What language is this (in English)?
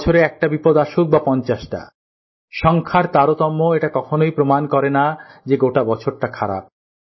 Bangla